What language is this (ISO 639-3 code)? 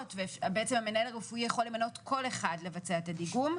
heb